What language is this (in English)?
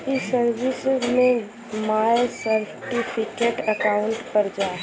Bhojpuri